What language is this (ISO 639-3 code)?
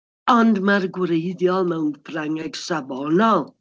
cym